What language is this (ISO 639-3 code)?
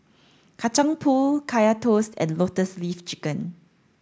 eng